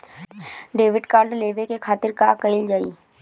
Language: Bhojpuri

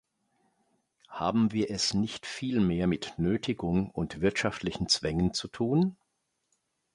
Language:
German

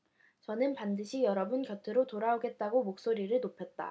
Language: Korean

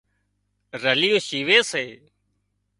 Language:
Wadiyara Koli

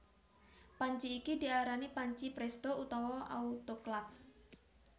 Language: Javanese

